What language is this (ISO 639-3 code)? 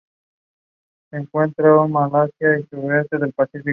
spa